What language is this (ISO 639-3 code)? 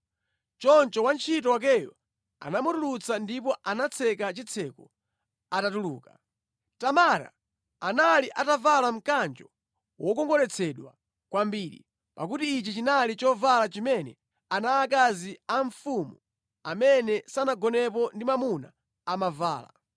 nya